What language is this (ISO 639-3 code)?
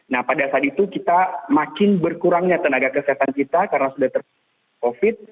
ind